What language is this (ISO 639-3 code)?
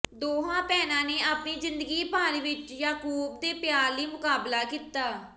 pan